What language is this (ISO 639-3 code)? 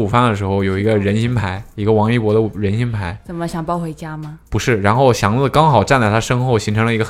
zho